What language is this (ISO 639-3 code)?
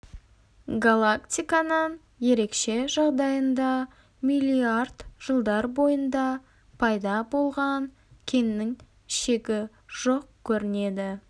kaz